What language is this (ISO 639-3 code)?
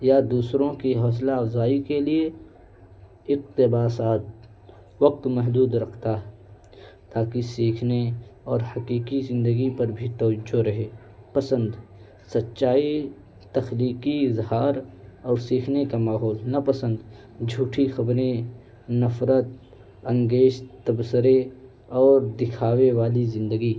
urd